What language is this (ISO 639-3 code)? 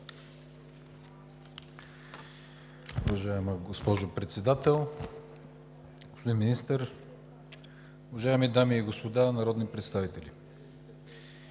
bul